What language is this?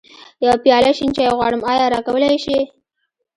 Pashto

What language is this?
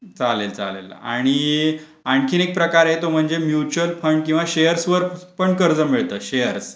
Marathi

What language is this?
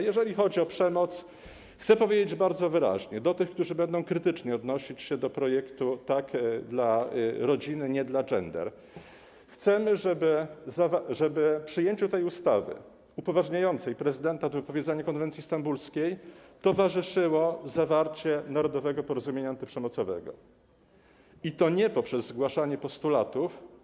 Polish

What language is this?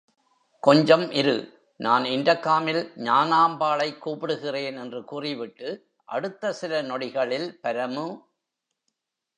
Tamil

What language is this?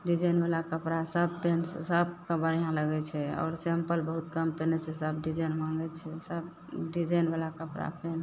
Maithili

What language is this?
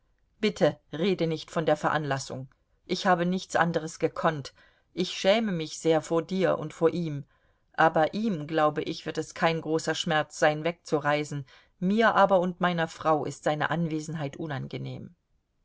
German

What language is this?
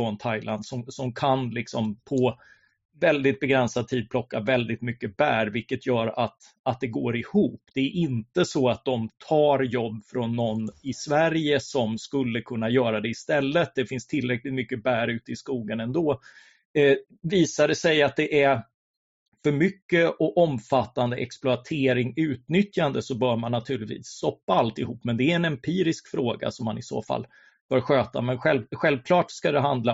Swedish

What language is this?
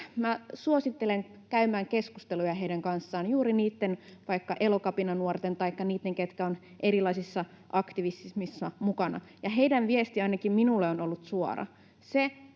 Finnish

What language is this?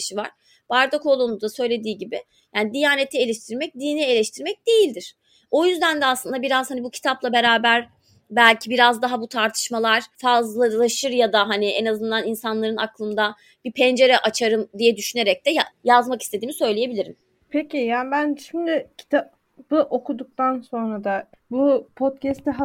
Turkish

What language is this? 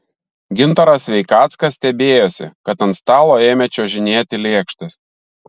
Lithuanian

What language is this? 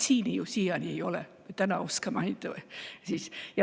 Estonian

